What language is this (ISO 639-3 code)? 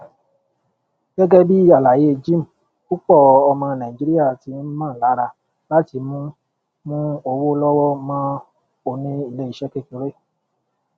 yor